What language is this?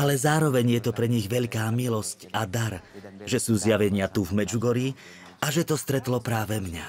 Slovak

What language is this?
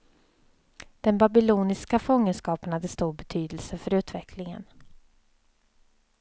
Swedish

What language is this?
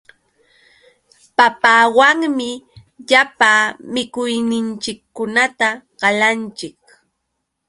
Yauyos Quechua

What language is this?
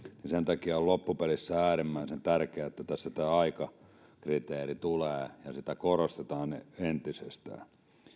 Finnish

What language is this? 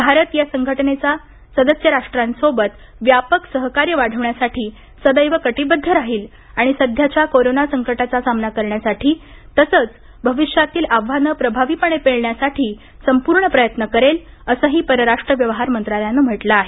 Marathi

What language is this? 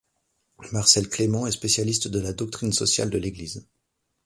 French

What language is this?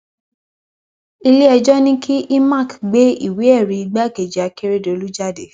Yoruba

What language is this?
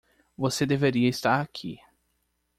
Portuguese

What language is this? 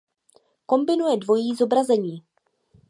Czech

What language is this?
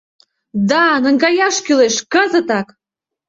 Mari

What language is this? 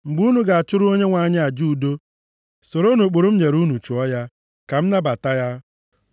Igbo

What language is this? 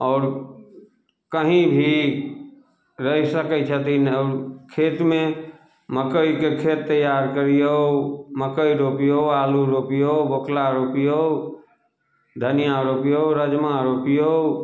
Maithili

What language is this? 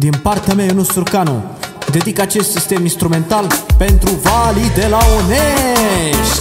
Romanian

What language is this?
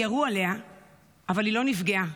Hebrew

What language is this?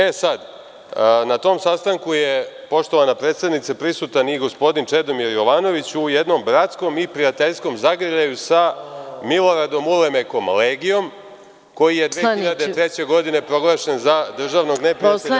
Serbian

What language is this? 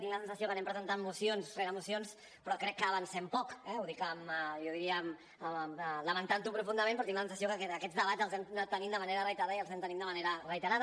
Catalan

